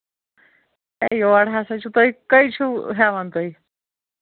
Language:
Kashmiri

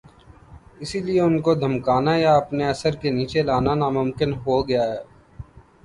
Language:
Urdu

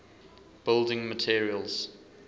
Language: English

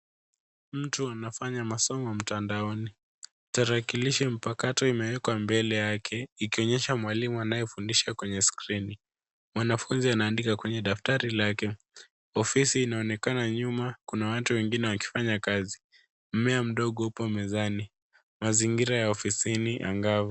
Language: Swahili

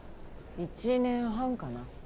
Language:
Japanese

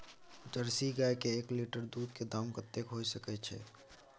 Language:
Maithili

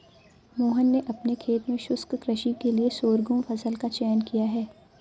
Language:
Hindi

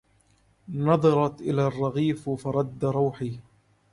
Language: Arabic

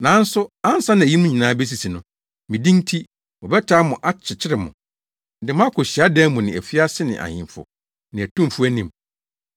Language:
Akan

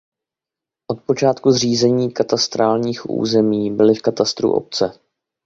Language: Czech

